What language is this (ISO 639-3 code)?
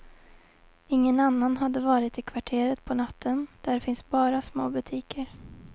swe